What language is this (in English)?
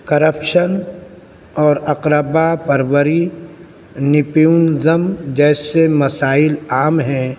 Urdu